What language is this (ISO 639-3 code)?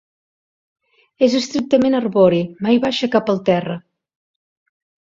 cat